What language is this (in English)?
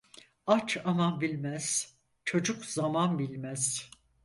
Turkish